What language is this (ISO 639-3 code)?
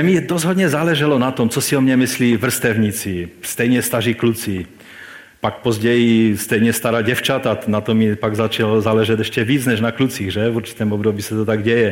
ces